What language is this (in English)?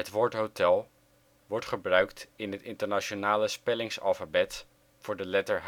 Dutch